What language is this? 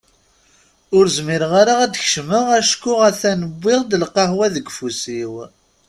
Kabyle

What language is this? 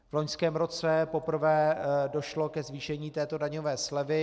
Czech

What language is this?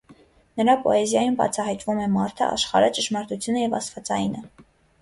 Armenian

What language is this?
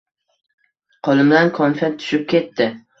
Uzbek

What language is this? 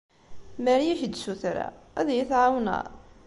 Kabyle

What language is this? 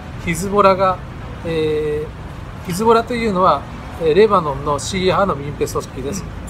Japanese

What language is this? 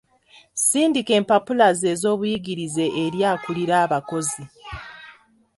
Ganda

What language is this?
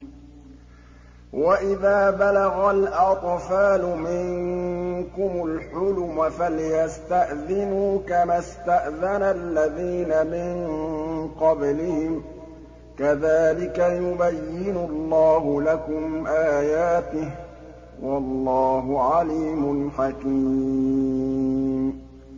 Arabic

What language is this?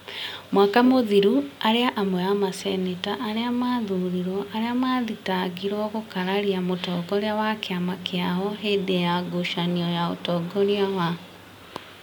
Kikuyu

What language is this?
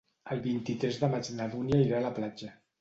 Catalan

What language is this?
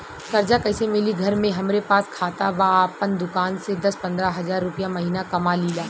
Bhojpuri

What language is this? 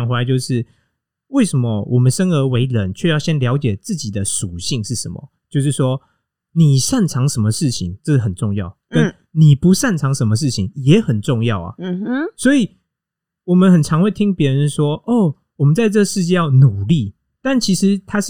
Chinese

